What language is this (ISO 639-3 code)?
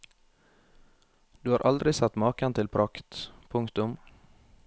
nor